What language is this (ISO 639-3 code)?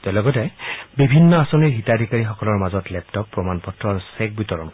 asm